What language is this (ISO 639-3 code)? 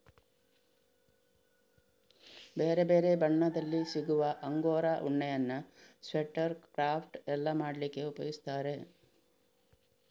kan